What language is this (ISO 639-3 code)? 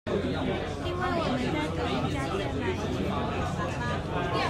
zho